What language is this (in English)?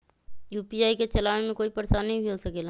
Magahi